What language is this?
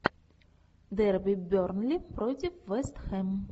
Russian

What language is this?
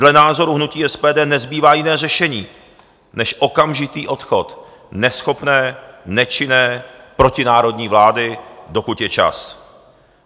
Czech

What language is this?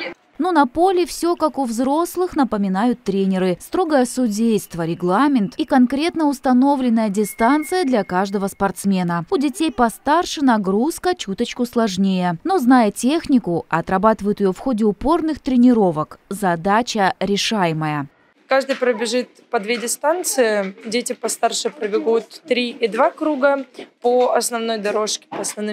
Russian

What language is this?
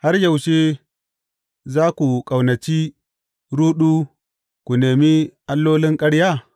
Hausa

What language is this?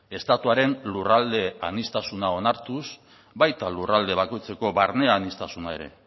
Basque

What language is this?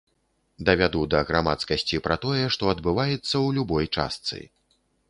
Belarusian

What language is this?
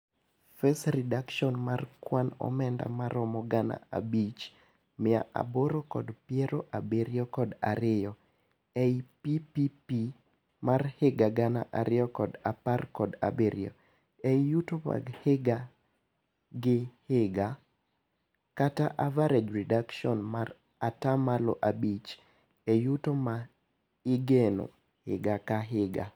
Luo (Kenya and Tanzania)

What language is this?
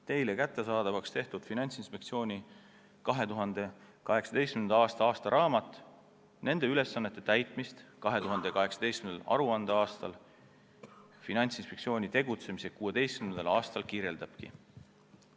Estonian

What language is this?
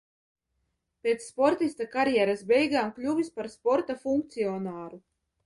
Latvian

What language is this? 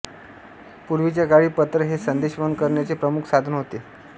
Marathi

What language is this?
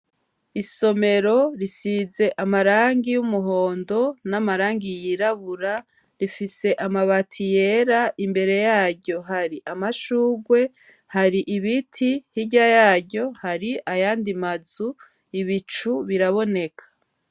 Rundi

